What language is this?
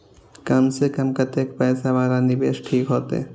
Maithili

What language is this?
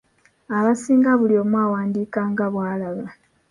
Ganda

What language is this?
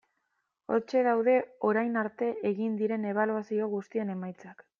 Basque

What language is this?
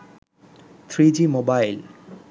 Bangla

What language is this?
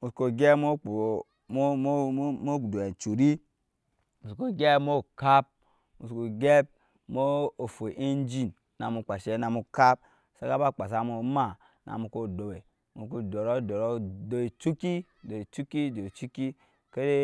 Nyankpa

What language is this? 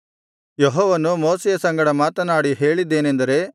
Kannada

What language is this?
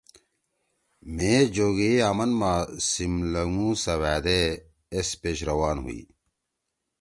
Torwali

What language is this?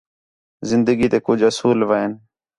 Khetrani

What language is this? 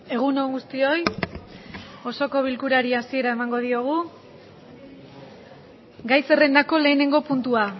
Basque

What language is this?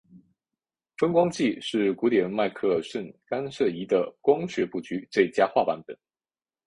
Chinese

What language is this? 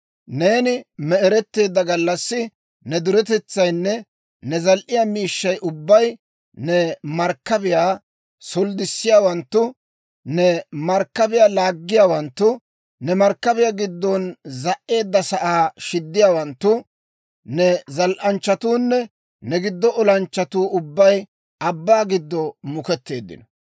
Dawro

